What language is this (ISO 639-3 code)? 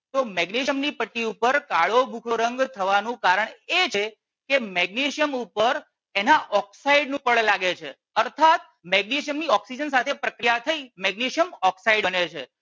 guj